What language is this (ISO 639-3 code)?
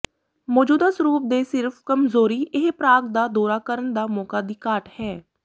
pan